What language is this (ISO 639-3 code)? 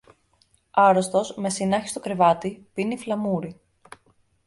ell